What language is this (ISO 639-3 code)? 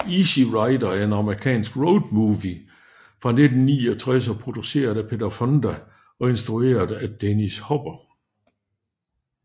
dan